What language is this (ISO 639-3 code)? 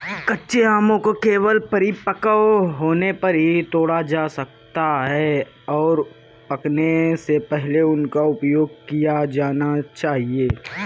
hin